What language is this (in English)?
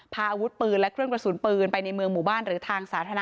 Thai